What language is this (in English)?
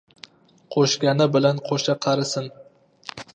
Uzbek